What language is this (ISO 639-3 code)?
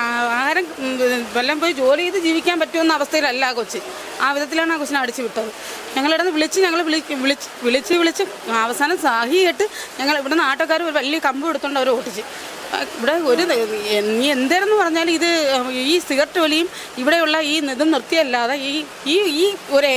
mal